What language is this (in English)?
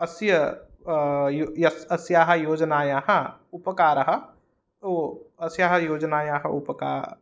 Sanskrit